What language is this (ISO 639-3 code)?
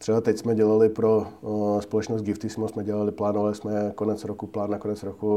ces